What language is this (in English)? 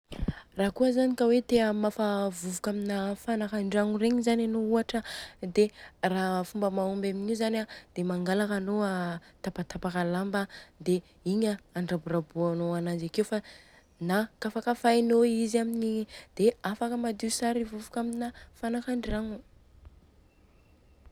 Southern Betsimisaraka Malagasy